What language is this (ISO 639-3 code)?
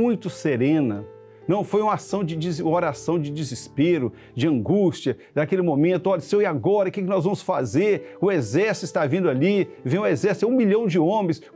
por